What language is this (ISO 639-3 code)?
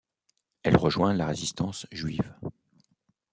fra